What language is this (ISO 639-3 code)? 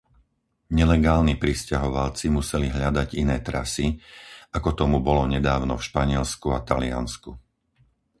slk